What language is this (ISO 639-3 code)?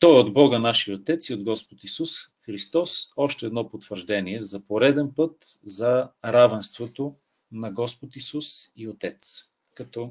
bul